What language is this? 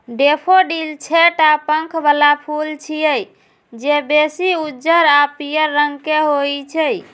Maithili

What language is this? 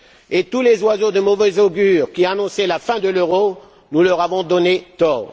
French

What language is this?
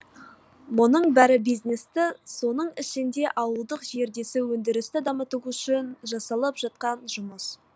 Kazakh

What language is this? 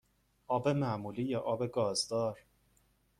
Persian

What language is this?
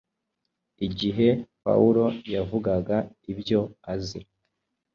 Kinyarwanda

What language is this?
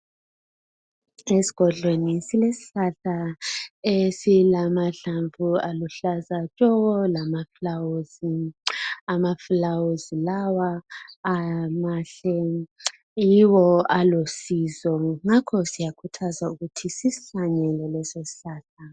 North Ndebele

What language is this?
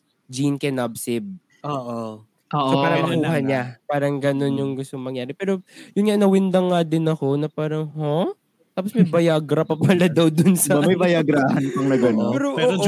Filipino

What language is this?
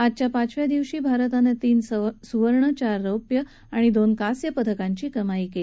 Marathi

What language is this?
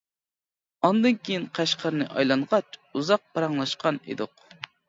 Uyghur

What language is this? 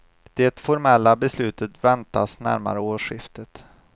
Swedish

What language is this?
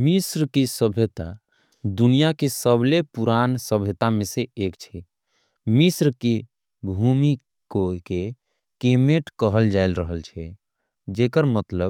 Angika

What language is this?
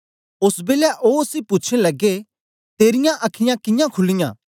Dogri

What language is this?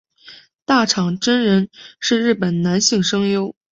Chinese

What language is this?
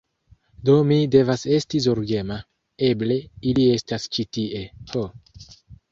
Esperanto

